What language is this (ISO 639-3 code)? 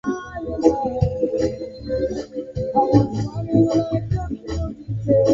swa